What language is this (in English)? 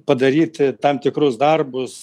Lithuanian